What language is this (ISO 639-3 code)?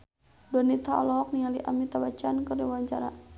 sun